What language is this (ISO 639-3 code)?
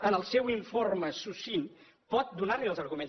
cat